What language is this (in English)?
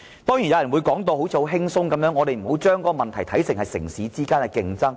Cantonese